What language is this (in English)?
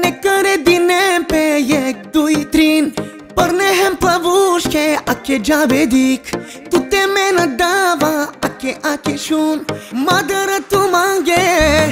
Thai